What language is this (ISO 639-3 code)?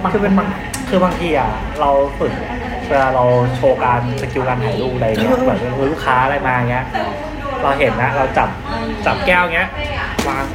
tha